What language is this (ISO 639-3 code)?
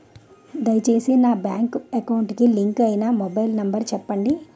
tel